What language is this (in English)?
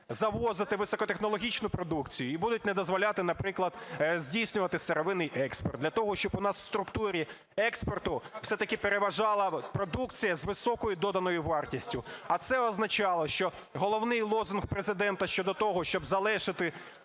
Ukrainian